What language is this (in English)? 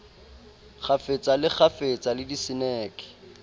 Southern Sotho